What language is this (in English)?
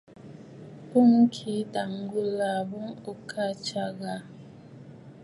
Bafut